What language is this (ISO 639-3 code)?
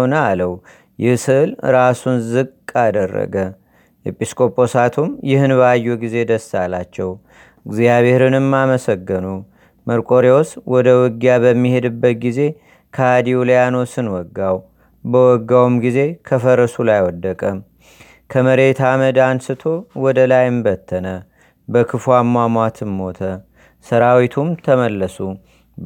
amh